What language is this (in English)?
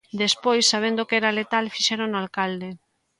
Galician